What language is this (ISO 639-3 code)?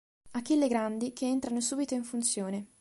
ita